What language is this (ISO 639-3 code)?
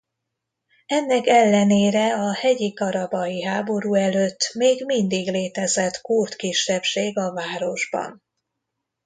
hun